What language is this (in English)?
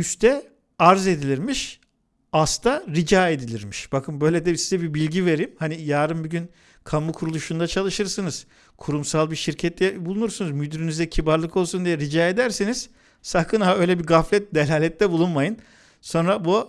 Turkish